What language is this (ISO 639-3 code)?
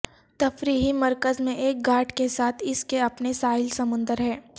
urd